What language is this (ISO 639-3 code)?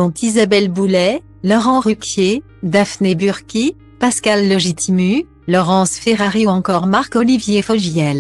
fra